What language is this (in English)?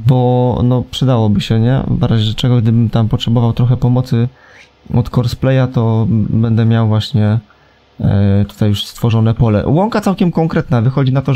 Polish